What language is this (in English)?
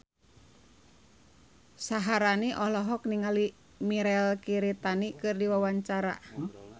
Sundanese